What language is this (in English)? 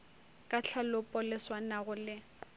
Northern Sotho